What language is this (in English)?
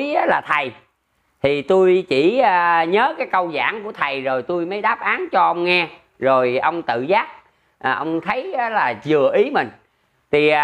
Vietnamese